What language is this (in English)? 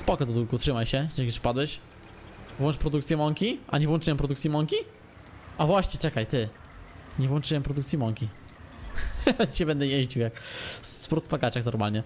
Polish